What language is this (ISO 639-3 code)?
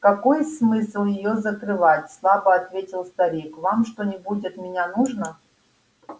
rus